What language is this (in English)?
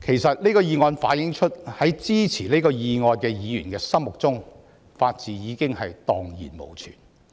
Cantonese